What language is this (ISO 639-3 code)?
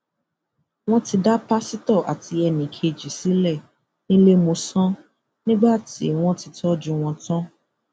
yor